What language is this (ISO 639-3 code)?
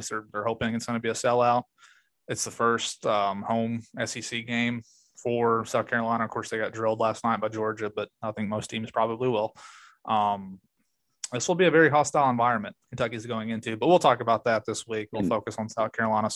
eng